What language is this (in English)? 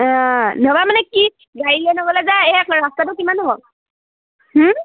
Assamese